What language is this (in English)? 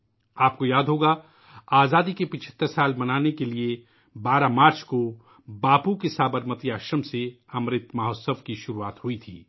Urdu